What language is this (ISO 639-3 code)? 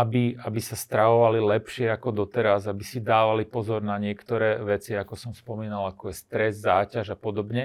slk